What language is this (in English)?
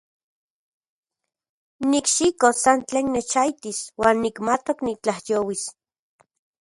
Central Puebla Nahuatl